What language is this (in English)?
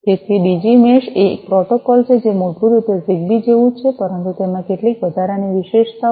Gujarati